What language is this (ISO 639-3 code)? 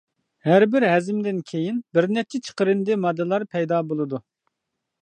uig